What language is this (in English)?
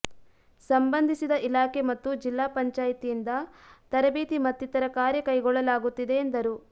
Kannada